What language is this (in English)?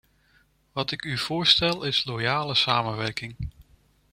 Dutch